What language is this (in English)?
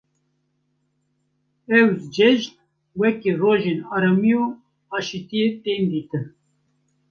Kurdish